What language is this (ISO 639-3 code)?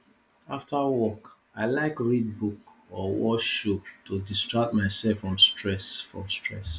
pcm